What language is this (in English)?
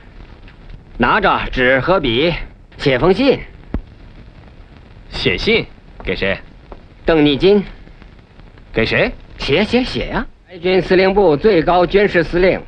Chinese